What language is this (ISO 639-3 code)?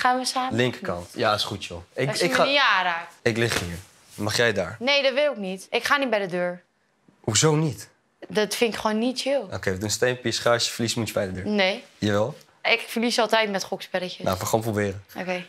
nld